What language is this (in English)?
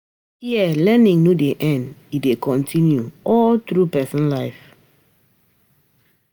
Nigerian Pidgin